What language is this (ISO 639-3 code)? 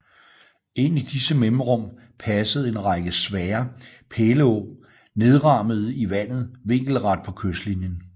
dan